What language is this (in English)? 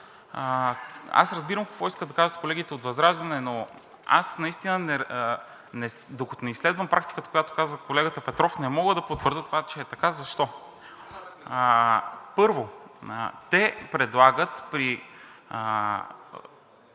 Bulgarian